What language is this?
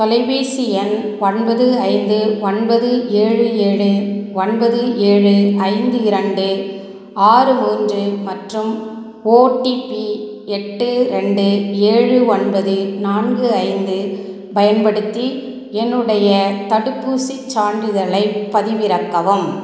Tamil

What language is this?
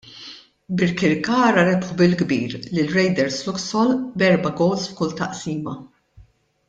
Maltese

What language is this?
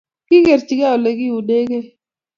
Kalenjin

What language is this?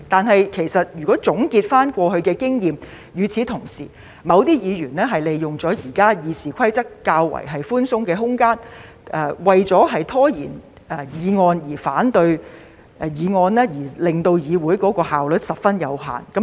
Cantonese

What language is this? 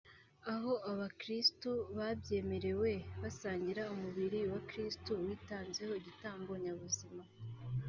Kinyarwanda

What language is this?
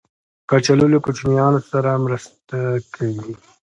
Pashto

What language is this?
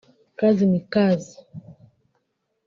Kinyarwanda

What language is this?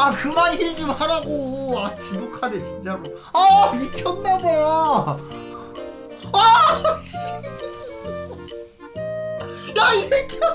Korean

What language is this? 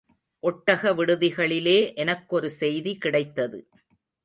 Tamil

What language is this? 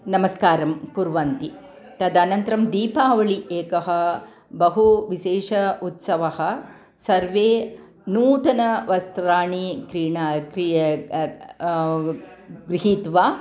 Sanskrit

